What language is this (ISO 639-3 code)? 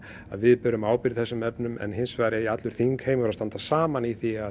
isl